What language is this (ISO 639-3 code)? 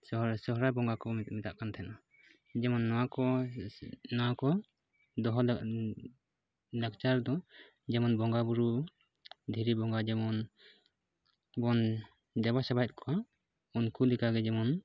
sat